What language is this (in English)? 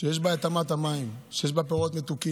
Hebrew